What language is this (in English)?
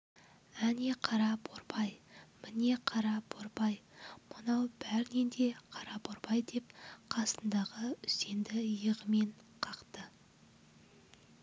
Kazakh